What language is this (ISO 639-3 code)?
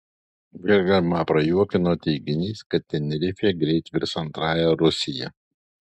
lit